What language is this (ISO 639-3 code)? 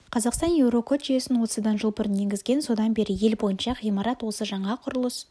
kaz